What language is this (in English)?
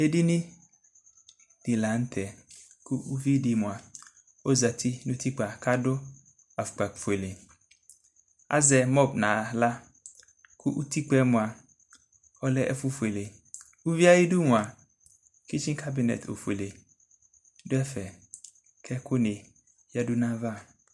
Ikposo